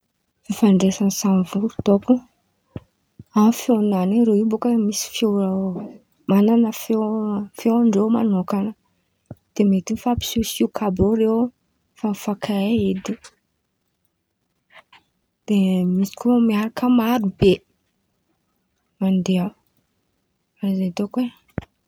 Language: Antankarana Malagasy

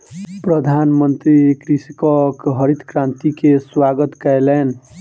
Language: Maithili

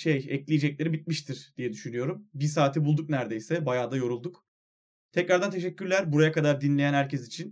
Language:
Turkish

